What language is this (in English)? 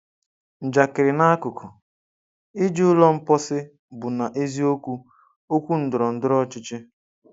Igbo